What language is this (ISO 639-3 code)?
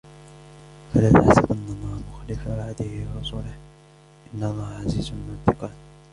ara